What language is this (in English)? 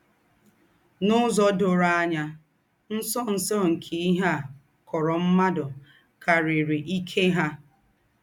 Igbo